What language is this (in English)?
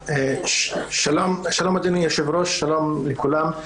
Hebrew